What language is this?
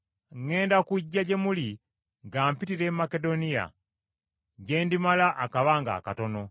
Ganda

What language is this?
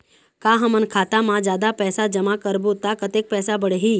Chhattisgarhi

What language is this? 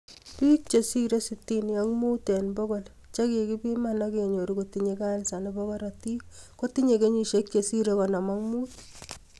Kalenjin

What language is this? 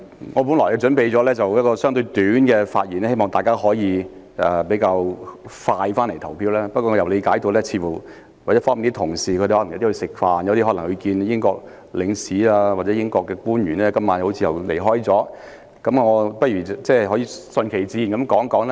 Cantonese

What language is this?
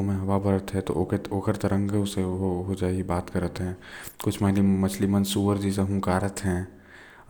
Korwa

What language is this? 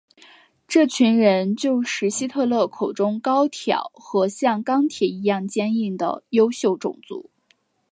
Chinese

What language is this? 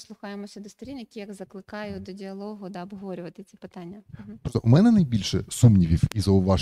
Ukrainian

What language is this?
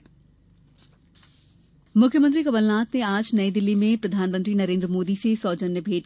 Hindi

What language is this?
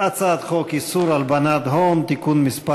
Hebrew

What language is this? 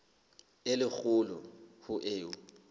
Southern Sotho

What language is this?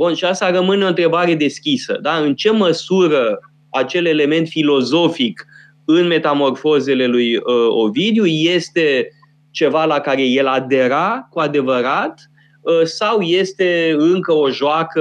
Romanian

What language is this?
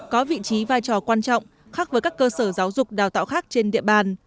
Vietnamese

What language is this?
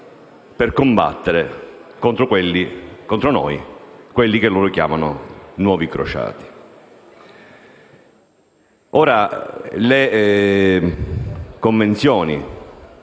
Italian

